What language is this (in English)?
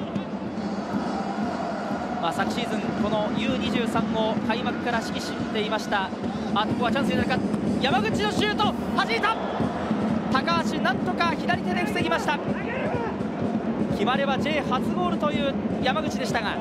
Japanese